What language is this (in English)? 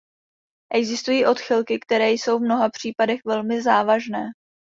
Czech